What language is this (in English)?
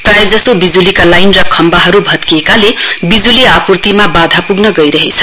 Nepali